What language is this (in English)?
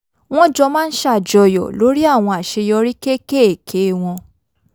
Yoruba